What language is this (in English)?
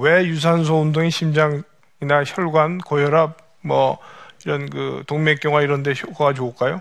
Korean